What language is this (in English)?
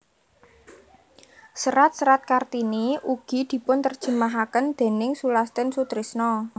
Javanese